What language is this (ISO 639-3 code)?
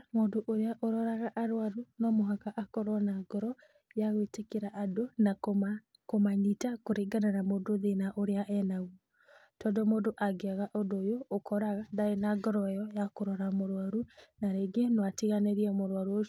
kik